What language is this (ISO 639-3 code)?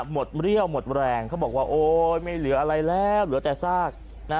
tha